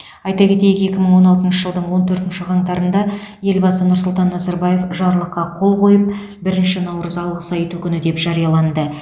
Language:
Kazakh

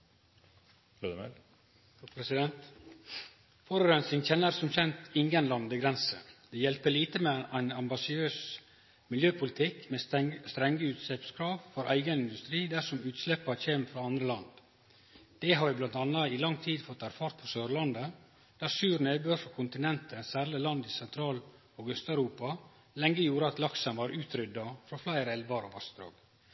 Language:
Norwegian Nynorsk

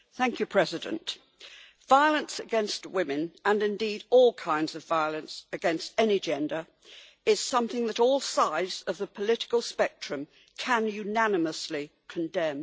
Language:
English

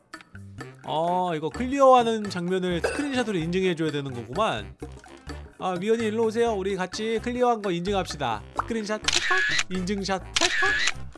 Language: Korean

